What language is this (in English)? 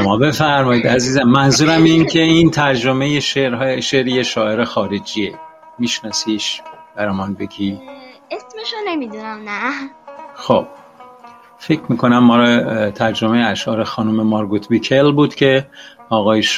Persian